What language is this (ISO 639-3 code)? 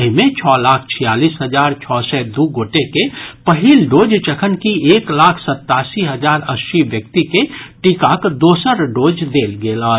mai